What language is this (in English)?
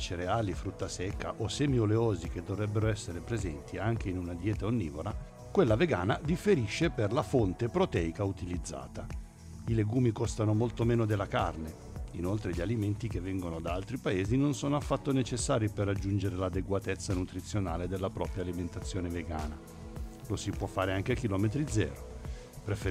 Italian